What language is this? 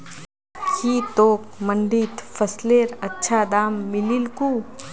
Magahi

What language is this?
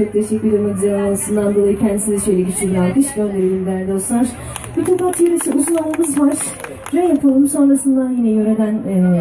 Turkish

